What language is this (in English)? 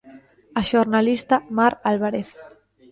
Galician